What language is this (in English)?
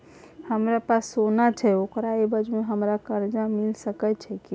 Maithili